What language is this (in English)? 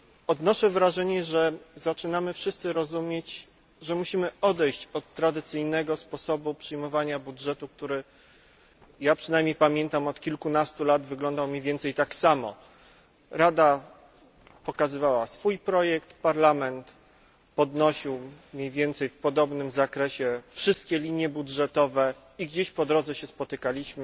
Polish